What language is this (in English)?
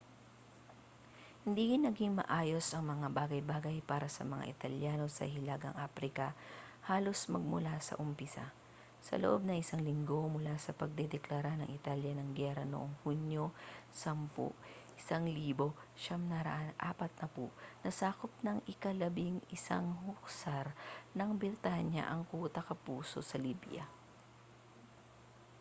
Filipino